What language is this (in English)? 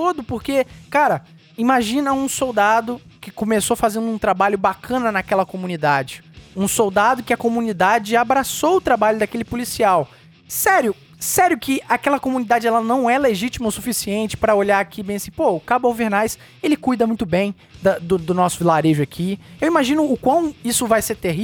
Portuguese